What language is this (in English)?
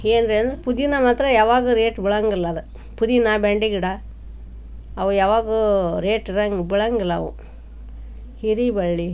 Kannada